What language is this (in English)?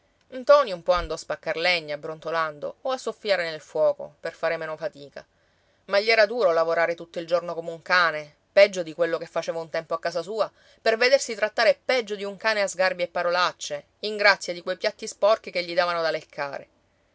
Italian